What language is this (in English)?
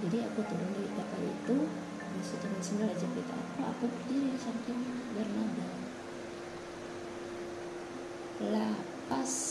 Indonesian